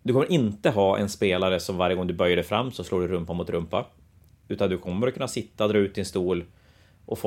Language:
Swedish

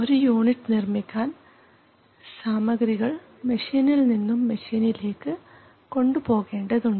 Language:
Malayalam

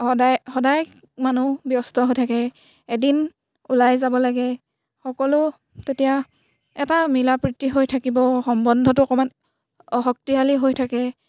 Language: Assamese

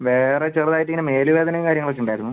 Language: Malayalam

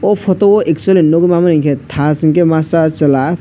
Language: Kok Borok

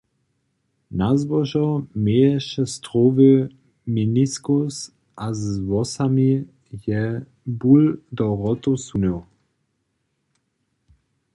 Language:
Upper Sorbian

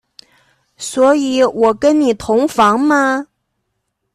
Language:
Chinese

